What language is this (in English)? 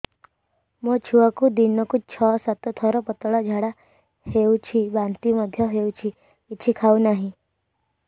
Odia